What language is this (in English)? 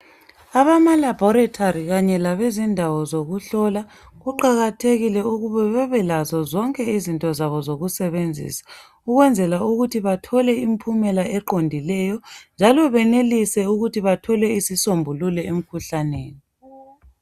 North Ndebele